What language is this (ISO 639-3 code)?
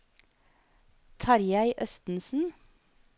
nor